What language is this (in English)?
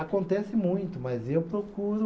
Portuguese